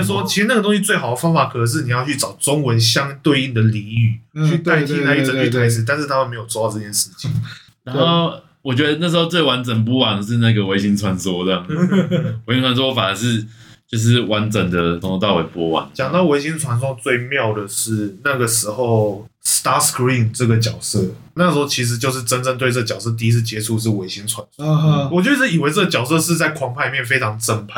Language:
Chinese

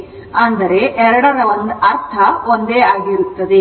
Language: Kannada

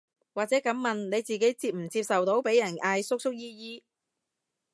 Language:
Cantonese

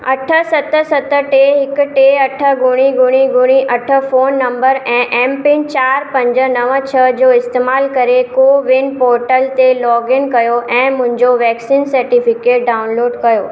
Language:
Sindhi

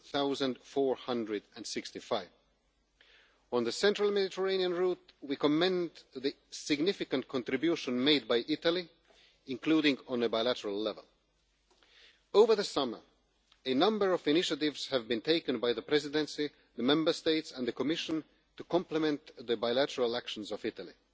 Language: English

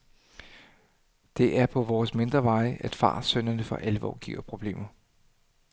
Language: Danish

